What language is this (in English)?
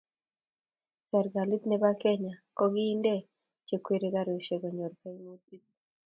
Kalenjin